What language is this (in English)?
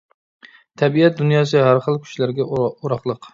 Uyghur